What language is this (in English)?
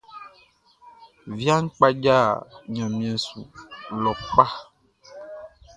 Baoulé